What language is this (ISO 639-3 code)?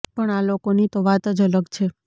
guj